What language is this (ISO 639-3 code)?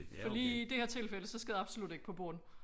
dan